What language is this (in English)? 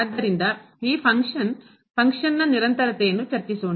Kannada